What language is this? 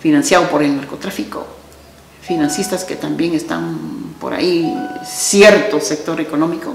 Spanish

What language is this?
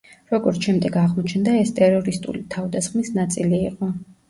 Georgian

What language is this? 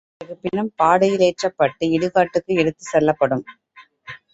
Tamil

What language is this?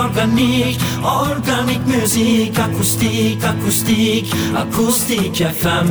Turkish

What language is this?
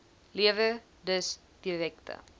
Afrikaans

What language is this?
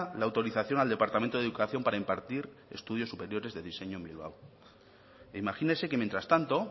Spanish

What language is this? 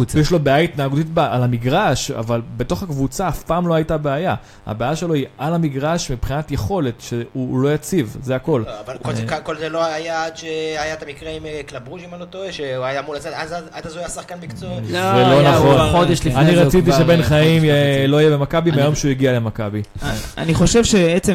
Hebrew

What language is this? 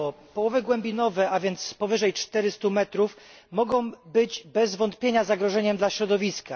Polish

